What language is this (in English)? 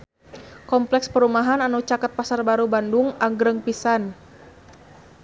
Sundanese